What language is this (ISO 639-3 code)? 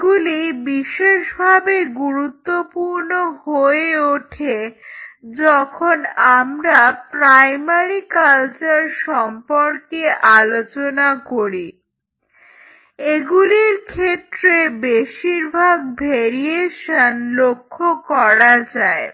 ben